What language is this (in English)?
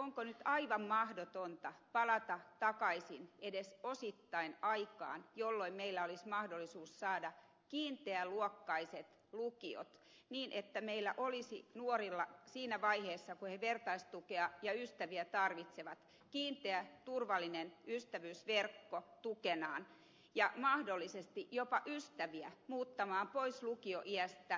Finnish